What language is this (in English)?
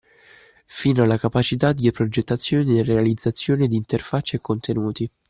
Italian